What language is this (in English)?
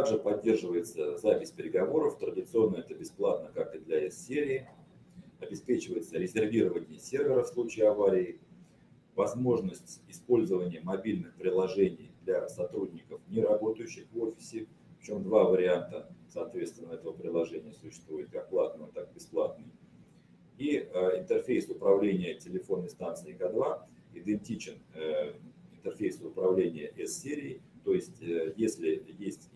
Russian